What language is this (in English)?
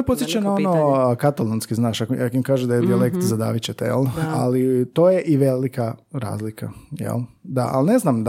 Croatian